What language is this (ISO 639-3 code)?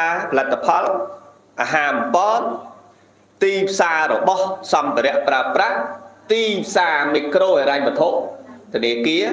vie